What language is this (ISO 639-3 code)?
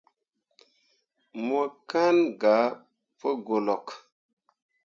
mua